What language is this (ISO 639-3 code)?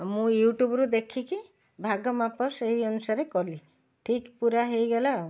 ori